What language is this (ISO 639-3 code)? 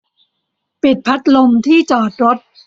tha